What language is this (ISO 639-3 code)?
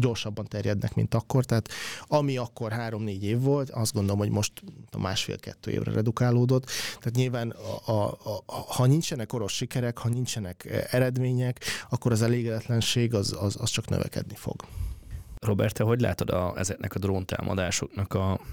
hun